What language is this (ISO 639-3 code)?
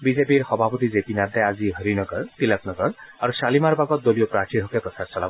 asm